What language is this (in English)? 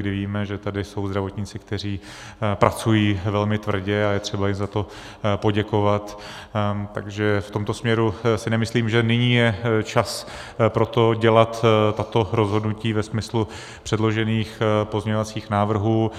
Czech